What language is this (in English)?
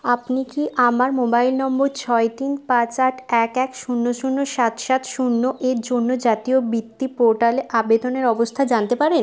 Bangla